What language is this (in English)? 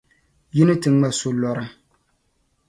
Dagbani